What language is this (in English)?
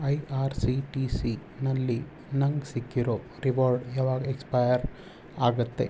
Kannada